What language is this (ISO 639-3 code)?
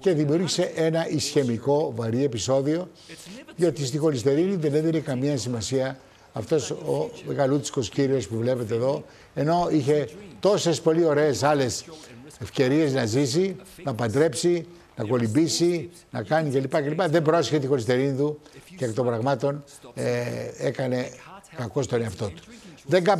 ell